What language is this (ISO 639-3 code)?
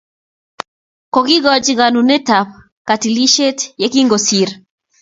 kln